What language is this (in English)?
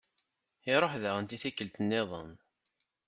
Kabyle